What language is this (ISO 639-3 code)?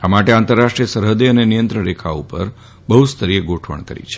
guj